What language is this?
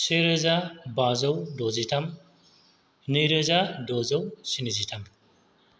Bodo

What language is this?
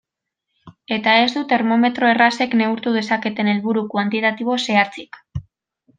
Basque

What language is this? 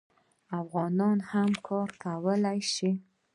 Pashto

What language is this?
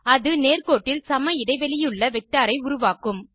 Tamil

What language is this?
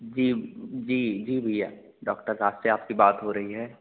Hindi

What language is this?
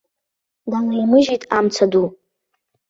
Abkhazian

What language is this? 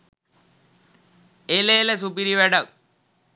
Sinhala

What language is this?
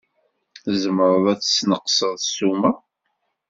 Kabyle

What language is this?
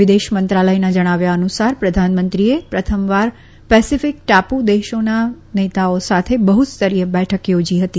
Gujarati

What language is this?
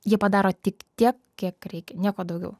Lithuanian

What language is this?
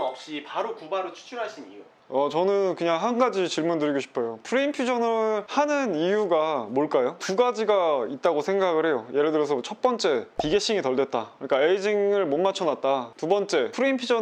Korean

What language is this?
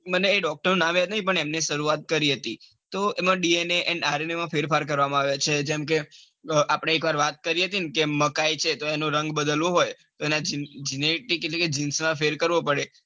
Gujarati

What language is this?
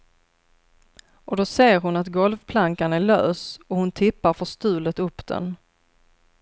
Swedish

